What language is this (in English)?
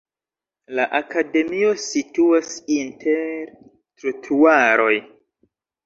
Esperanto